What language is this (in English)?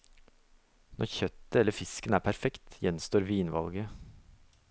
Norwegian